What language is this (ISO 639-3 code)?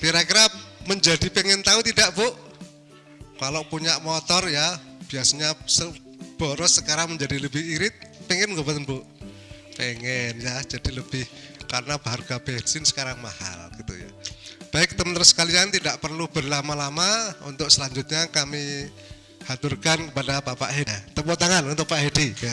ind